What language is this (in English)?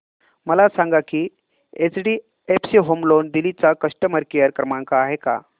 Marathi